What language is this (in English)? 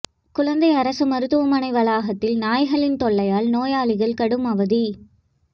Tamil